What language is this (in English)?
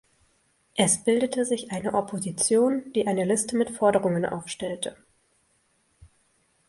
German